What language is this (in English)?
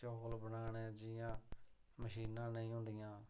Dogri